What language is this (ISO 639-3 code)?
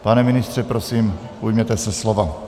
ces